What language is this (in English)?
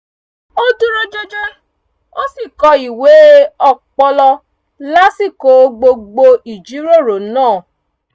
Yoruba